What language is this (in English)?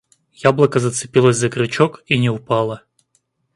Russian